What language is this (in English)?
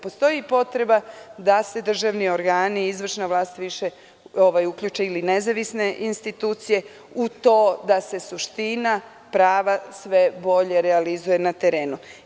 Serbian